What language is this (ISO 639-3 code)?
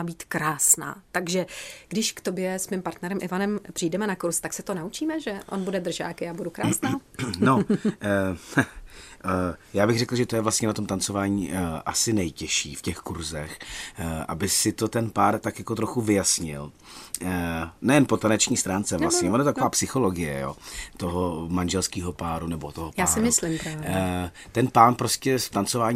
ces